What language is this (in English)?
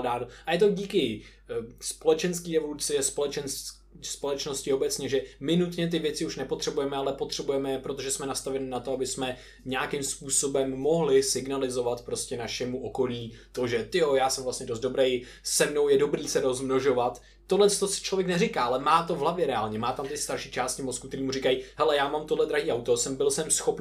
Czech